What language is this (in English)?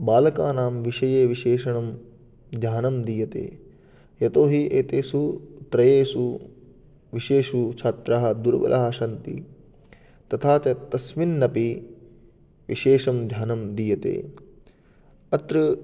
Sanskrit